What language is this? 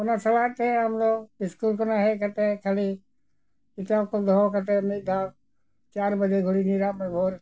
Santali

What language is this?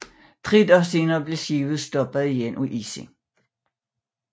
Danish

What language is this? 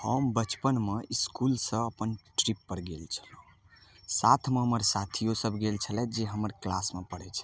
Maithili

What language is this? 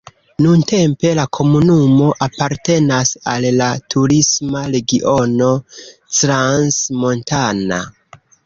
Esperanto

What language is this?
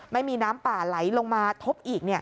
Thai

